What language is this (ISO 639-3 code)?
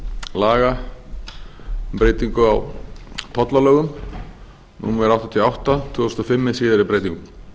isl